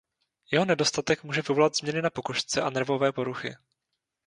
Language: Czech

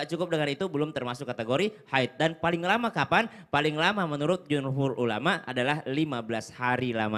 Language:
Indonesian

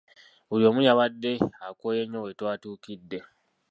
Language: Ganda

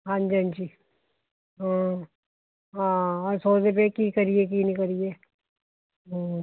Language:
Punjabi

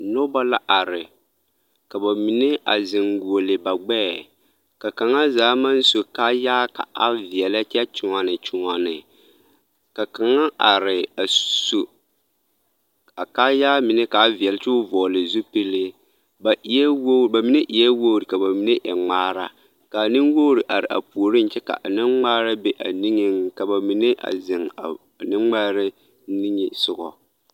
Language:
Southern Dagaare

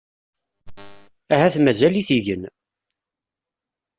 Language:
Kabyle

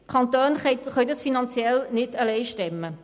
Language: Swiss German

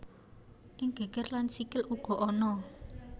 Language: Javanese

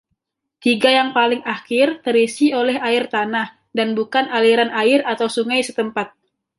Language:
Indonesian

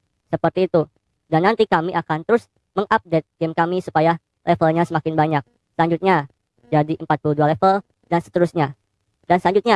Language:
Indonesian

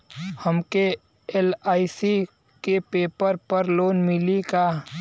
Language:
Bhojpuri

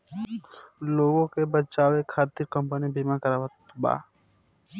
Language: Bhojpuri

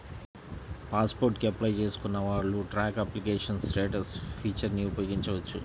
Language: Telugu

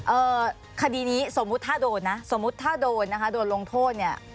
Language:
Thai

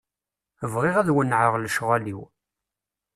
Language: Kabyle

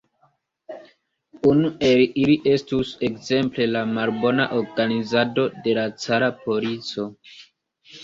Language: Esperanto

